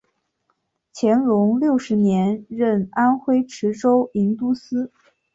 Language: Chinese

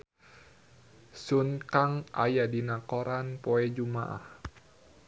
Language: Sundanese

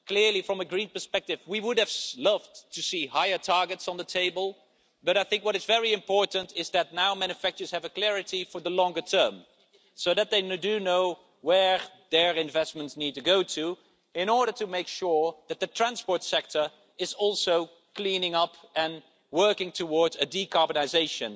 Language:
English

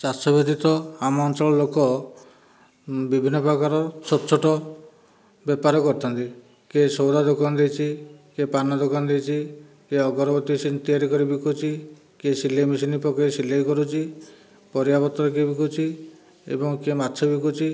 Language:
Odia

